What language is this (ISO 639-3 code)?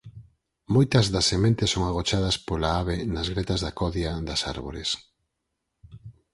glg